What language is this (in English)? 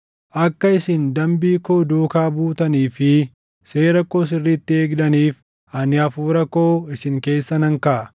Oromo